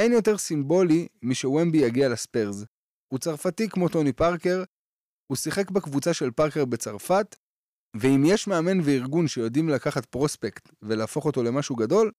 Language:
Hebrew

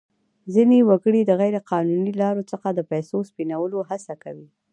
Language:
Pashto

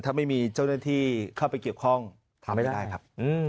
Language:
Thai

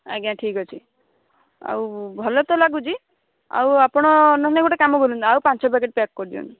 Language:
Odia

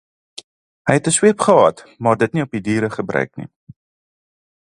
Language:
Afrikaans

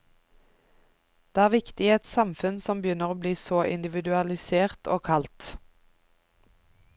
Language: Norwegian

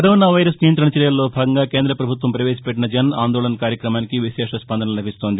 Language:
Telugu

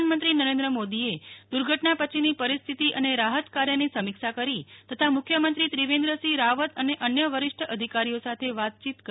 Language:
Gujarati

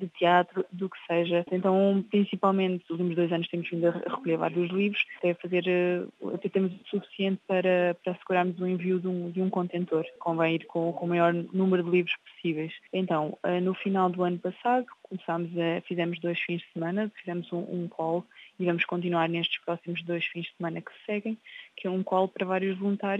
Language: Portuguese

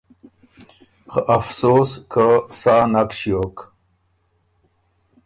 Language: Ormuri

